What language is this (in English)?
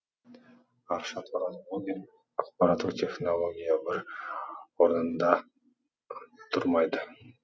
Kazakh